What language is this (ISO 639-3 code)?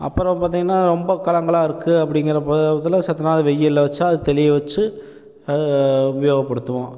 tam